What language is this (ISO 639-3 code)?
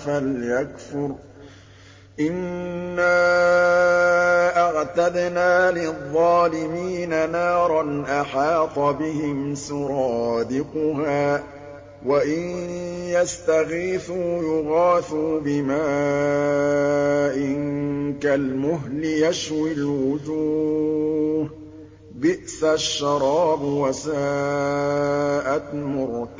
ara